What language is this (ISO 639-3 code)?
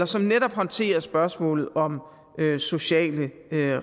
dan